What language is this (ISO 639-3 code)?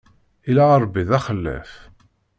kab